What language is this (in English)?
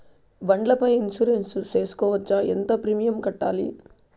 Telugu